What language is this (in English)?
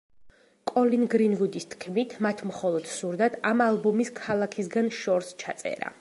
Georgian